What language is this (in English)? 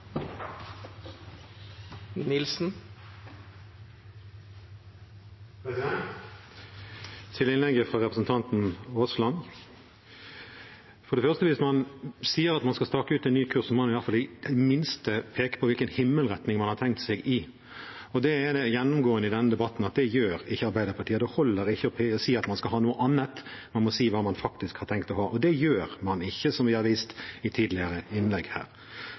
Norwegian